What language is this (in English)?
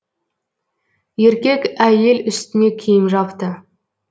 Kazakh